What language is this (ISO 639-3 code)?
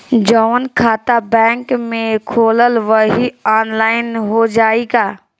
bho